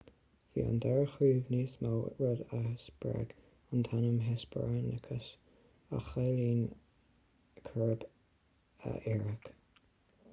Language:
Irish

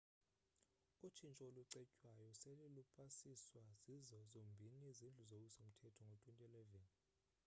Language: Xhosa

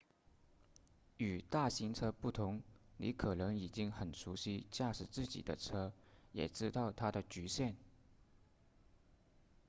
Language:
Chinese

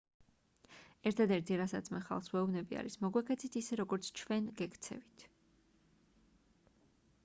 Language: Georgian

